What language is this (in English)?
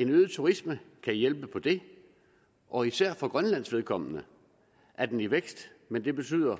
Danish